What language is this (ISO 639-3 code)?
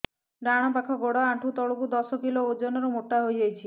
ori